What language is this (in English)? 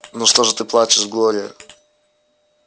Russian